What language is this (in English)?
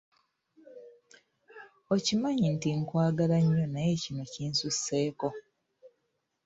Ganda